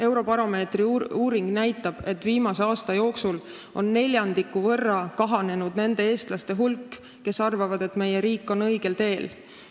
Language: Estonian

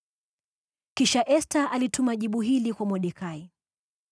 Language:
Swahili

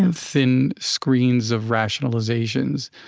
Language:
English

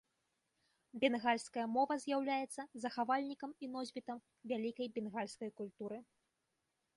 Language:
Belarusian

